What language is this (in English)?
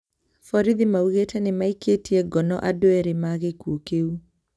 Kikuyu